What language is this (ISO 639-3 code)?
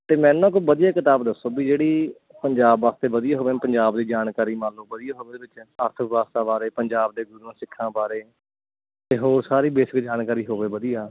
pan